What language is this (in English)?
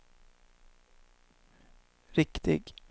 Swedish